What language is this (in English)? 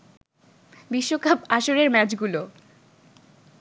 Bangla